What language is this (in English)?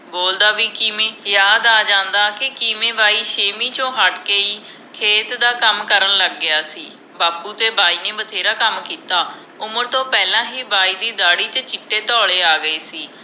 Punjabi